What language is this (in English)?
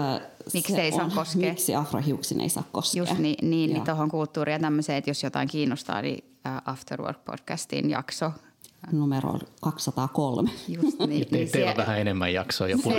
Finnish